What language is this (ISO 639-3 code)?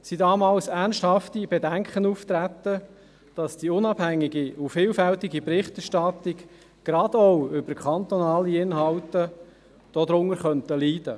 gsw